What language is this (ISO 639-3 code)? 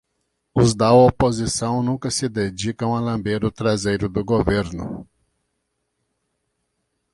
por